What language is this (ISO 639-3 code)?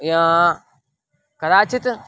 san